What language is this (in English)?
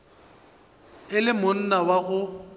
Northern Sotho